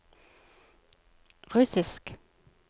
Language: Norwegian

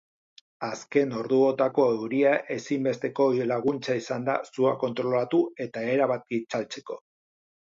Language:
Basque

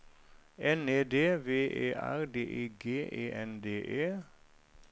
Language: Norwegian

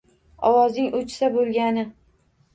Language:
Uzbek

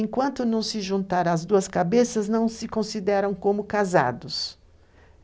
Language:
Portuguese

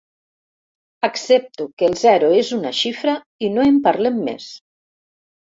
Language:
Catalan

